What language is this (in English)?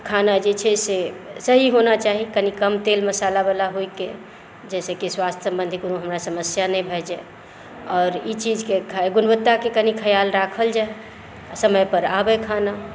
Maithili